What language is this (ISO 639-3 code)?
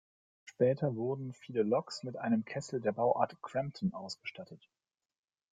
deu